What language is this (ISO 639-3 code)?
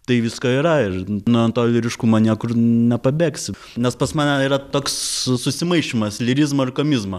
lit